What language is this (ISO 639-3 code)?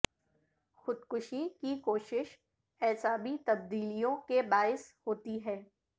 urd